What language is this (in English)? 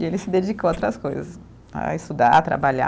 Portuguese